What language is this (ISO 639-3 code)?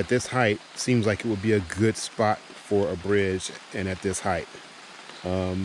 eng